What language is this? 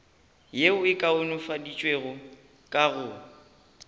Northern Sotho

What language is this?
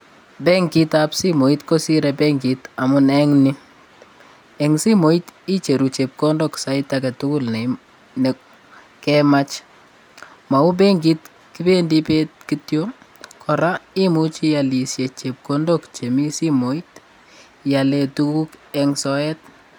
Kalenjin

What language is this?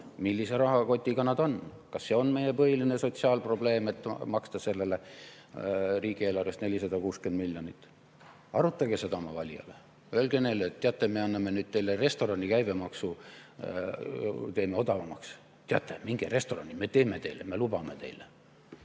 Estonian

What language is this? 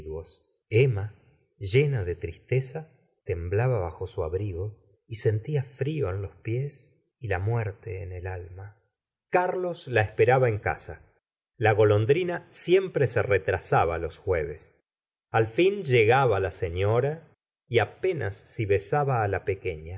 Spanish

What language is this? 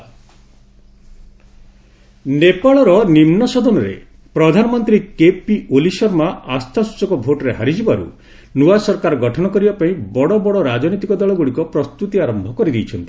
Odia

